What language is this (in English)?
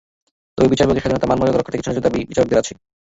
Bangla